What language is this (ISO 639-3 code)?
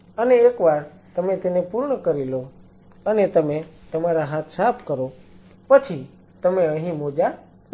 guj